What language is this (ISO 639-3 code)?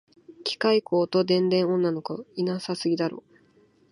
jpn